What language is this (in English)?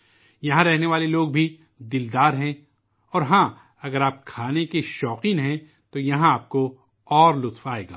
Urdu